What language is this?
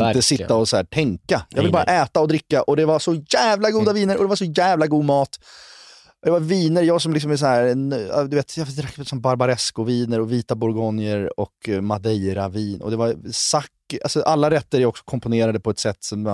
Swedish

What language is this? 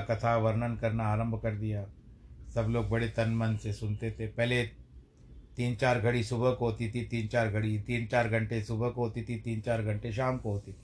Hindi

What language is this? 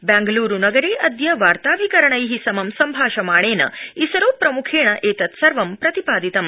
Sanskrit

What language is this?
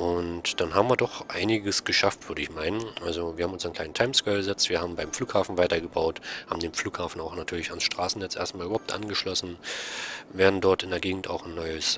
German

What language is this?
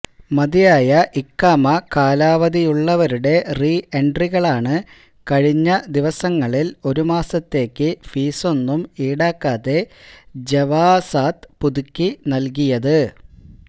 Malayalam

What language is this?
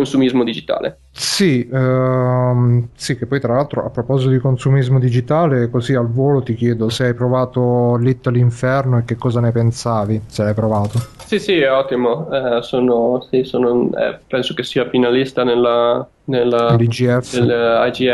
Italian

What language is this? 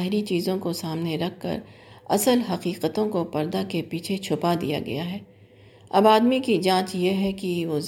Urdu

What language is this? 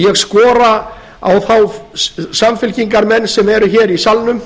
Icelandic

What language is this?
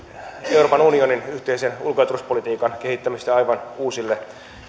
Finnish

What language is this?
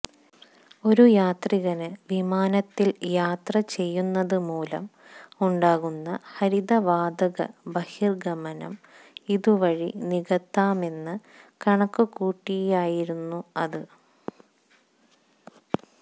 Malayalam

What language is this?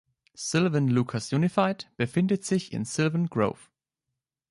German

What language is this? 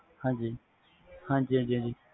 Punjabi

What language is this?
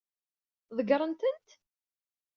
Kabyle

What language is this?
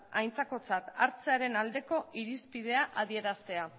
Basque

